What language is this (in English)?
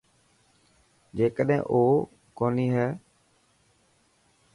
Dhatki